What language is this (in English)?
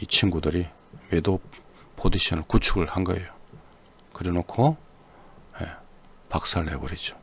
Korean